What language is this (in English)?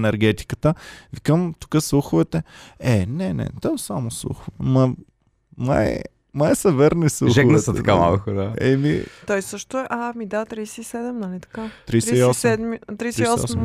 Bulgarian